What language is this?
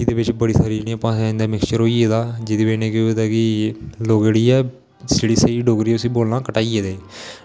Dogri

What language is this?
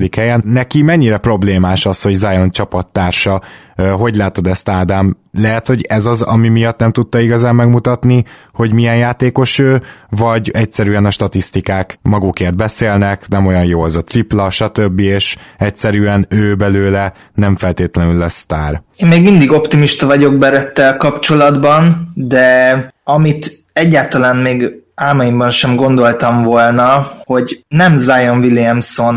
Hungarian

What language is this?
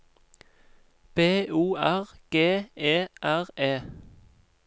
Norwegian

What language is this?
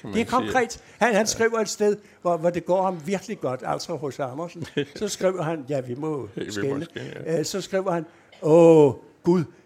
Danish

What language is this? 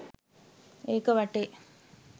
Sinhala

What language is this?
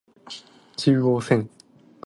Japanese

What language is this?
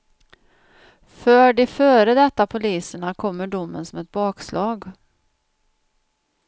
Swedish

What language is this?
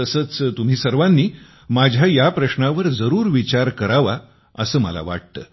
Marathi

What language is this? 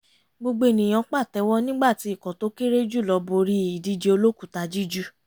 Yoruba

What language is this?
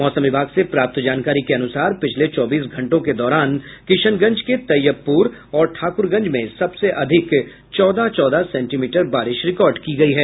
Hindi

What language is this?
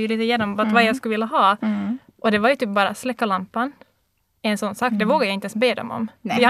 Swedish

